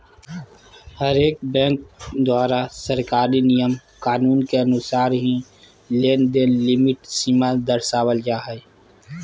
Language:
Magahi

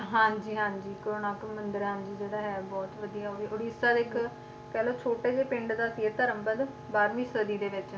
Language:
Punjabi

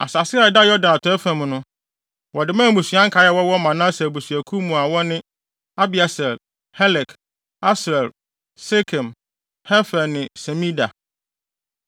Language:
Akan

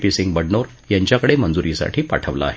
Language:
Marathi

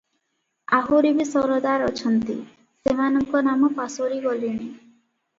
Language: Odia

